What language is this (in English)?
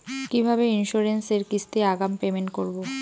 Bangla